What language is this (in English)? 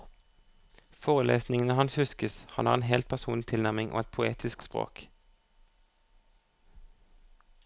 Norwegian